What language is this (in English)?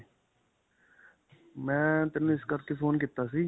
Punjabi